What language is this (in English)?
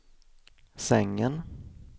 Swedish